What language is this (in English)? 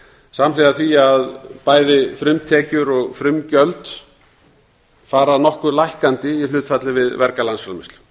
Icelandic